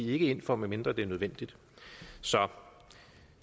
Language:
Danish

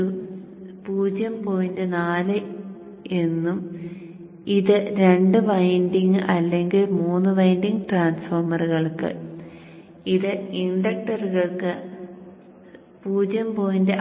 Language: Malayalam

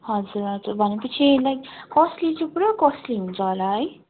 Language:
Nepali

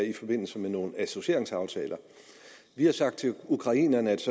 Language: Danish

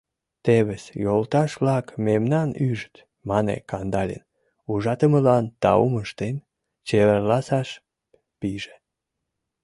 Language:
Mari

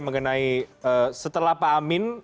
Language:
Indonesian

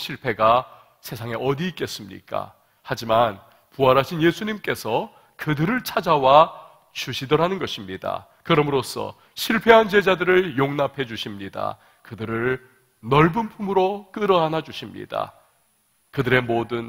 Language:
Korean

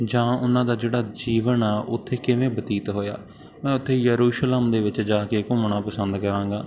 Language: Punjabi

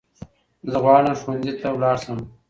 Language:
Pashto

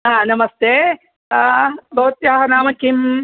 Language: Sanskrit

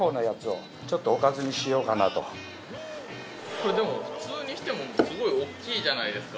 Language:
Japanese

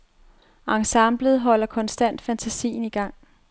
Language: Danish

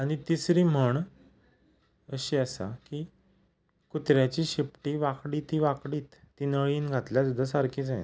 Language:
Konkani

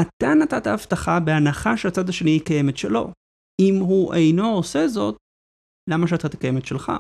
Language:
Hebrew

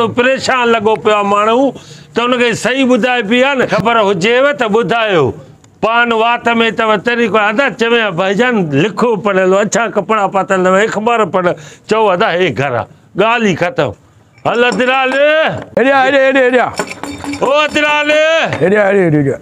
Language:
Romanian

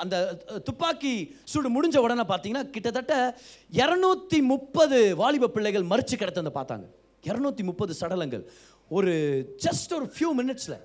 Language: Tamil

